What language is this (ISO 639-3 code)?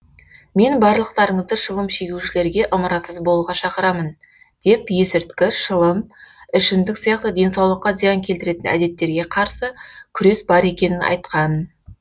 kaz